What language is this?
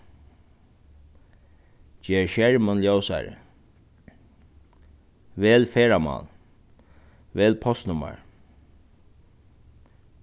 Faroese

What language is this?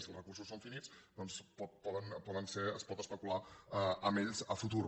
Catalan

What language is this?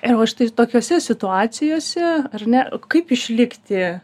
Lithuanian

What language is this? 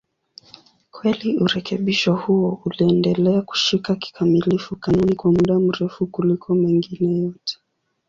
Swahili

